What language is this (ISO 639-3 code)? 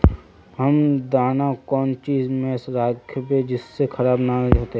mag